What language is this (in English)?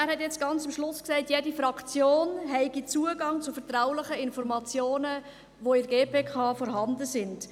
Swiss German